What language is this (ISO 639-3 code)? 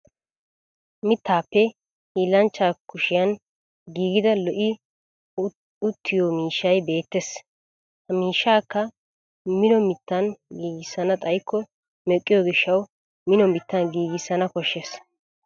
wal